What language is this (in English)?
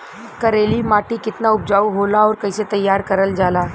Bhojpuri